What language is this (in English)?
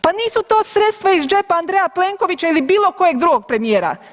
Croatian